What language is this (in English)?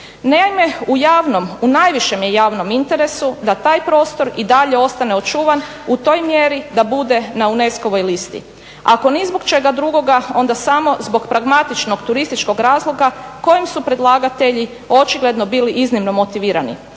Croatian